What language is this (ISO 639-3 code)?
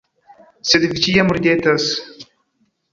epo